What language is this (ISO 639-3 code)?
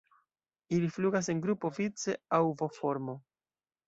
epo